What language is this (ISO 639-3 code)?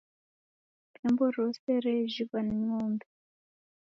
dav